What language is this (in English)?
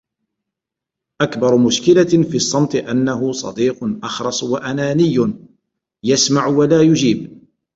Arabic